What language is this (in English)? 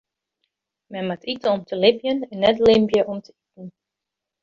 Western Frisian